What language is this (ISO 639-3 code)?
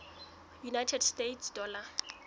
sot